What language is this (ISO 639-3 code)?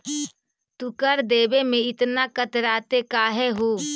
mag